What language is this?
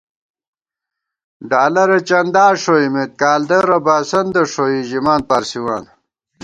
Gawar-Bati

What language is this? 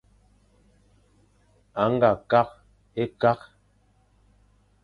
Fang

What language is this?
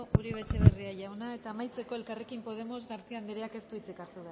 Basque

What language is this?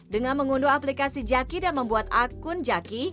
Indonesian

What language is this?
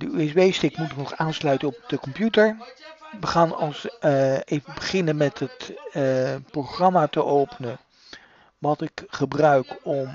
Dutch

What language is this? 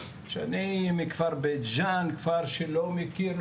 Hebrew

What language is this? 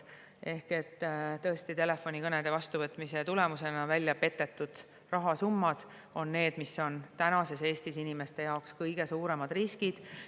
Estonian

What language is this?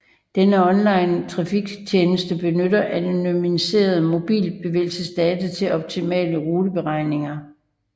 Danish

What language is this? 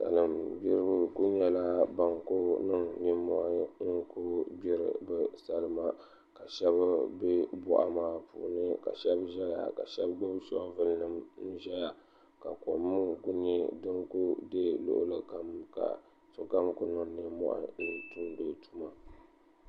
Dagbani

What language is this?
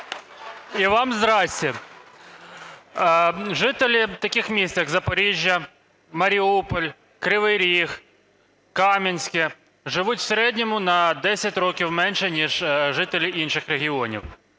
Ukrainian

